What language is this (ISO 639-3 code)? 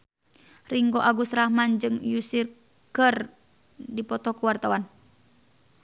sun